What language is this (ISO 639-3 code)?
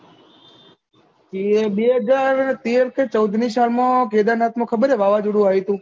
guj